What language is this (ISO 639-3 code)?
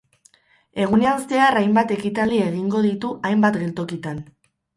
eus